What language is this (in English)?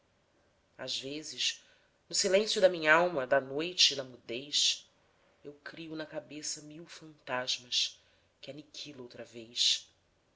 Portuguese